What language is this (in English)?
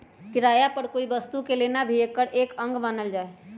Magahi